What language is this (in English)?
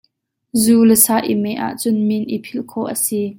Hakha Chin